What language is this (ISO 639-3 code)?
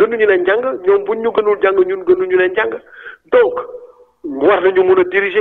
fra